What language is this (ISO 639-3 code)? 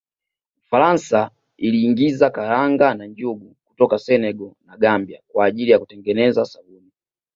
swa